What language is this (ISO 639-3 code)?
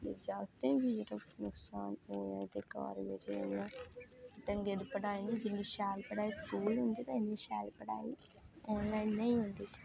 doi